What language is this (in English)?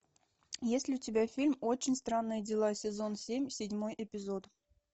Russian